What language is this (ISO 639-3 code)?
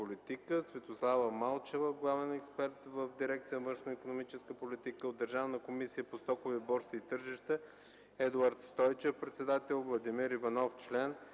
bul